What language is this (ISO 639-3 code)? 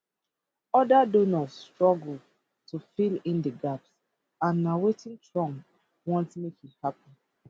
pcm